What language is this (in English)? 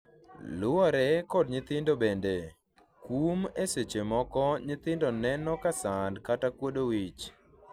Luo (Kenya and Tanzania)